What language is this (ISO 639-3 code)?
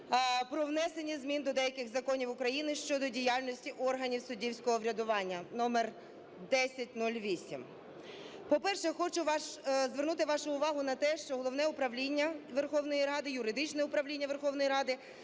ukr